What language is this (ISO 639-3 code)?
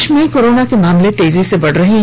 hin